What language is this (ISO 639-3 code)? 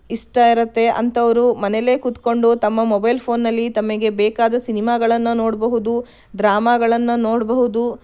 kan